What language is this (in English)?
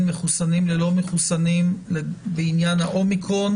Hebrew